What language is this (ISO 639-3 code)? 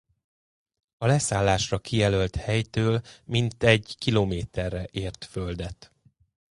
hun